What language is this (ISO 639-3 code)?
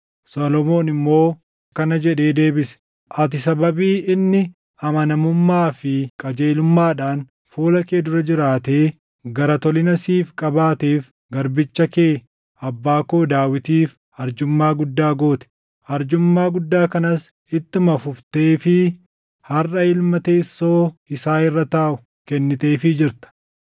orm